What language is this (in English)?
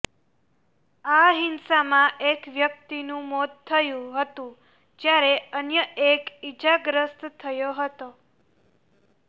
Gujarati